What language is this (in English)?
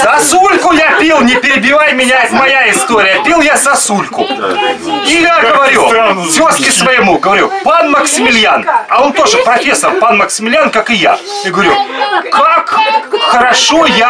Russian